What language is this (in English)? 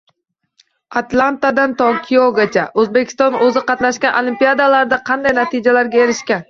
Uzbek